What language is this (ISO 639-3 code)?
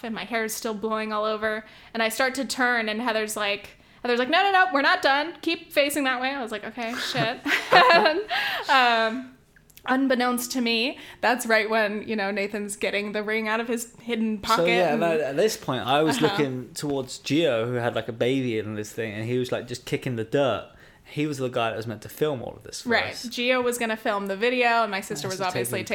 eng